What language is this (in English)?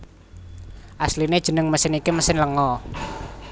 Javanese